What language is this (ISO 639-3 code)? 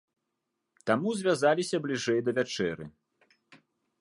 bel